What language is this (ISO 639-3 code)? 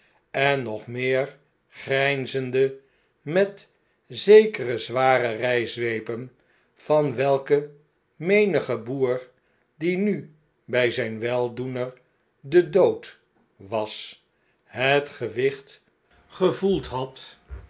nld